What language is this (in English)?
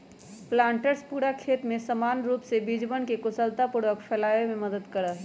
Magahi